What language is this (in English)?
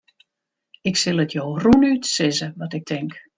Western Frisian